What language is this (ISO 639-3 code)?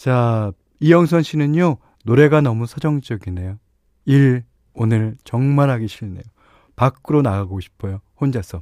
kor